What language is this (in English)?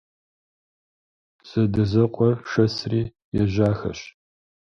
Kabardian